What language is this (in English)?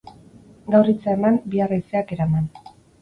Basque